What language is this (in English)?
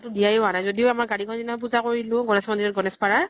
Assamese